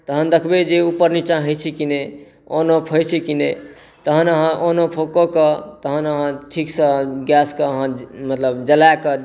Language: Maithili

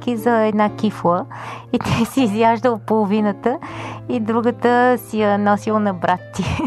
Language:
Bulgarian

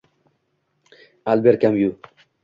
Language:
Uzbek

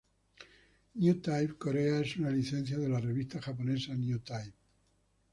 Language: Spanish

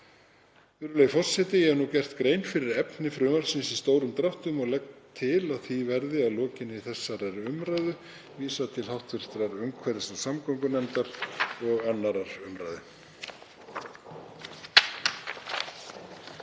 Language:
Icelandic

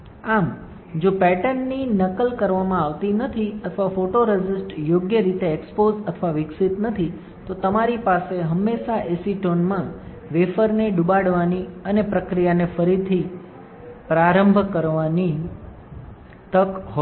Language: Gujarati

